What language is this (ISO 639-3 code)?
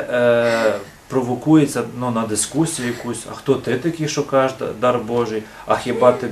ukr